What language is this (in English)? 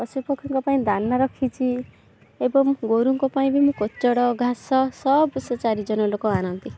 Odia